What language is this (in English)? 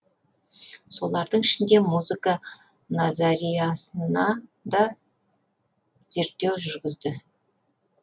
Kazakh